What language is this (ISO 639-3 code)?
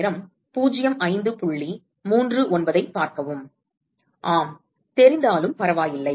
tam